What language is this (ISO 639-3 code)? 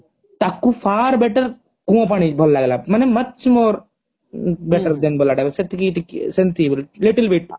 ori